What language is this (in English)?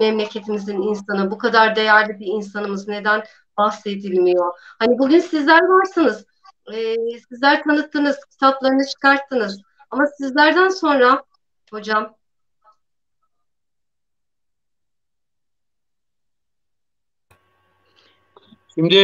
Turkish